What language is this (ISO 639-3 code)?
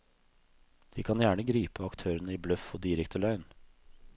nor